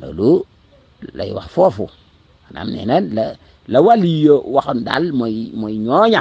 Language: Arabic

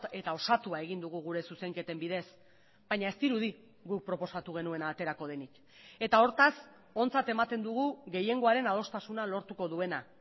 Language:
Basque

